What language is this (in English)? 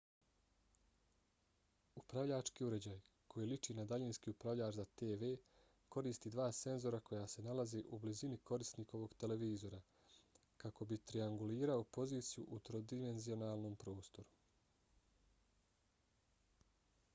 Bosnian